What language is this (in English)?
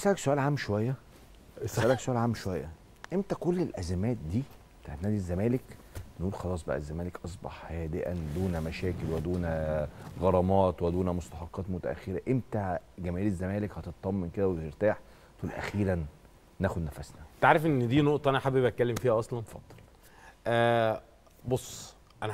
Arabic